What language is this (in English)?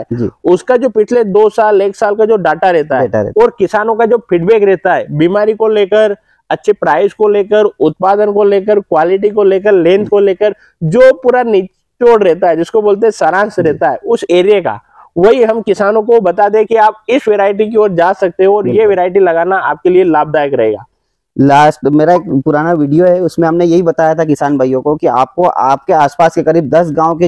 Hindi